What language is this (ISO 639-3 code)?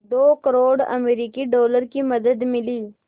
hin